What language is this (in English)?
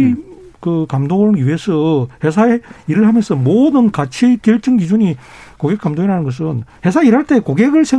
Korean